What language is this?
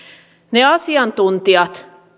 Finnish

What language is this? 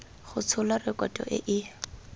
Tswana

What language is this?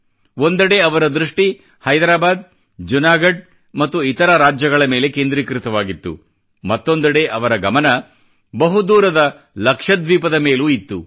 Kannada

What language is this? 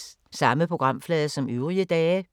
Danish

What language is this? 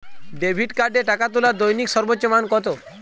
Bangla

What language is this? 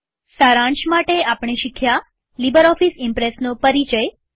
Gujarati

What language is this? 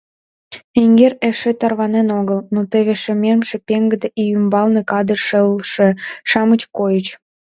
Mari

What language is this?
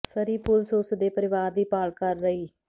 Punjabi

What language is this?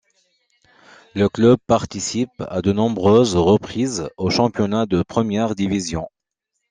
French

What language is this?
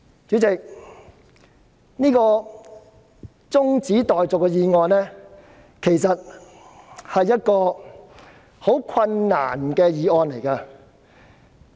Cantonese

